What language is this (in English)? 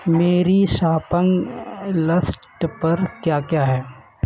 Urdu